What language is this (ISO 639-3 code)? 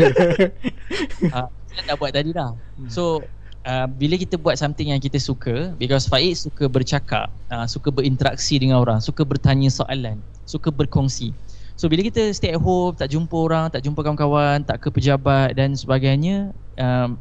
msa